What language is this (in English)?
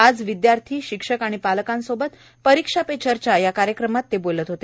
Marathi